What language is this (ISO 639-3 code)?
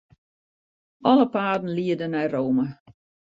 fry